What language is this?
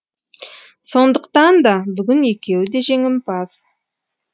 Kazakh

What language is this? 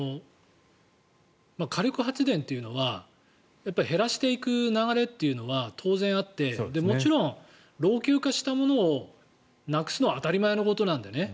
Japanese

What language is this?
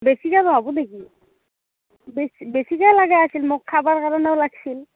Assamese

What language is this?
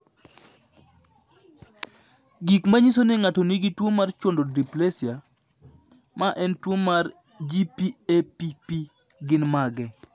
Luo (Kenya and Tanzania)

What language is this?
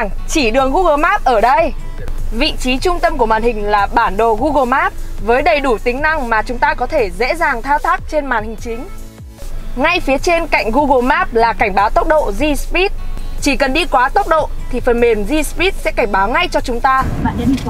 Vietnamese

